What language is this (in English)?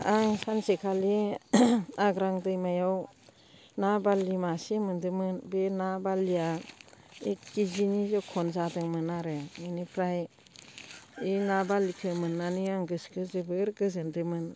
Bodo